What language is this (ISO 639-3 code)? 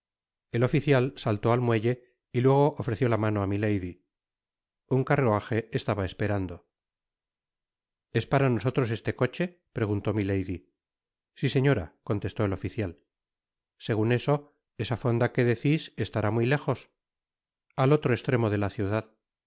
spa